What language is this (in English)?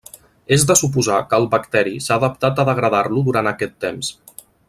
Catalan